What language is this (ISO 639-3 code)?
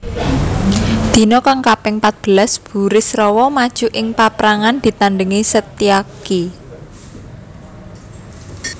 jav